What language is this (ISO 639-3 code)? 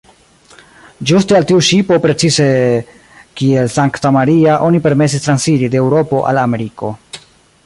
epo